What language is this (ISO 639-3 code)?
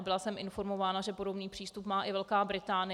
ces